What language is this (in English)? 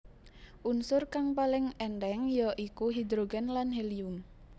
Javanese